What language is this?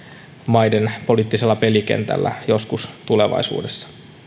Finnish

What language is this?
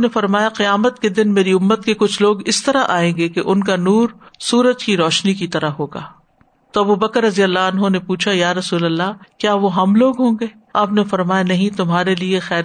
Urdu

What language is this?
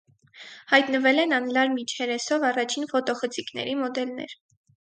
Armenian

